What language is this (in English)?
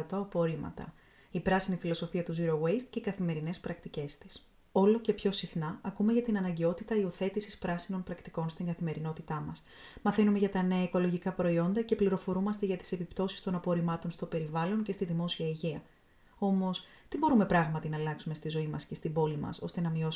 Greek